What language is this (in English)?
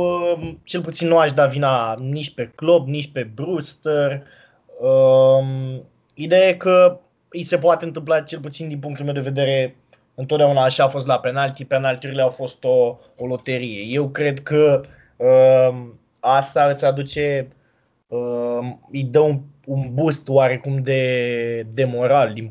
Romanian